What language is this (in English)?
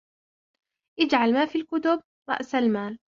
Arabic